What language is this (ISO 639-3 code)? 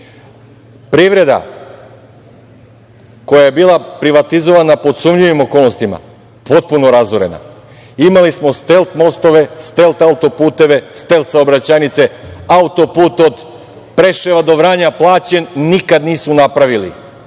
srp